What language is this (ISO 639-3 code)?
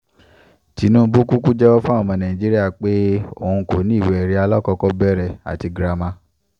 yor